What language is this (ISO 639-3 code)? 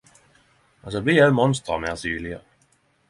nno